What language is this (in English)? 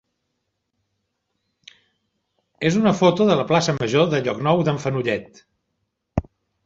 Catalan